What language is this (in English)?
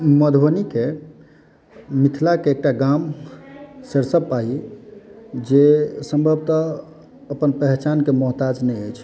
Maithili